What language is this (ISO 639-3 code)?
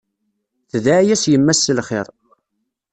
kab